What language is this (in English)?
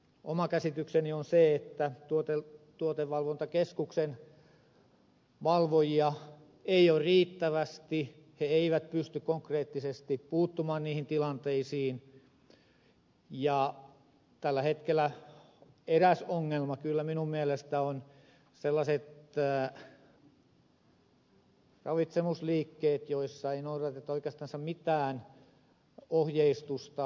Finnish